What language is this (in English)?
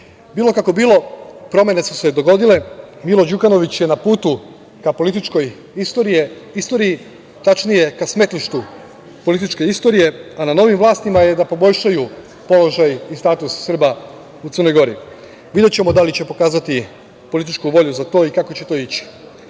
Serbian